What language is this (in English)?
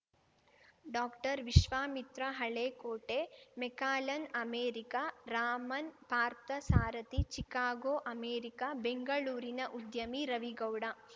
Kannada